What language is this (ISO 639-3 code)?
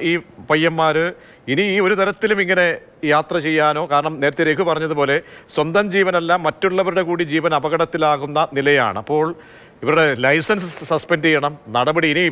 mal